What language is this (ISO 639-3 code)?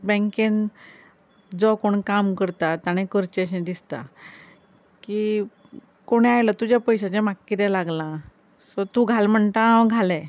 kok